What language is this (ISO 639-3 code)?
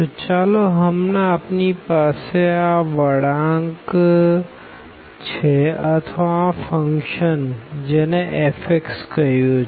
guj